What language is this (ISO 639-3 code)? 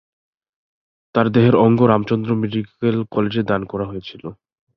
ben